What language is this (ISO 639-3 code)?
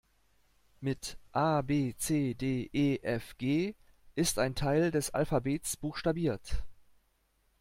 deu